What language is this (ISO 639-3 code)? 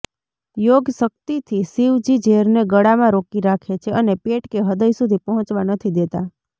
guj